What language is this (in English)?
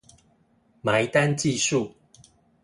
Chinese